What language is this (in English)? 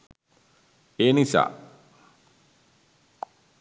Sinhala